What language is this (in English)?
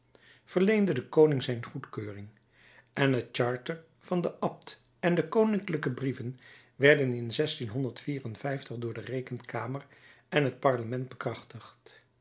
Dutch